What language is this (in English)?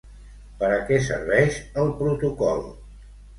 Catalan